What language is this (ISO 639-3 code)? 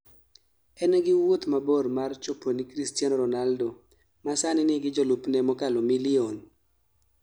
luo